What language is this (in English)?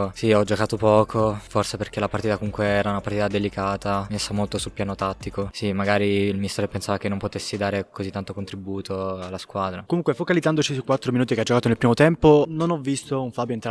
Italian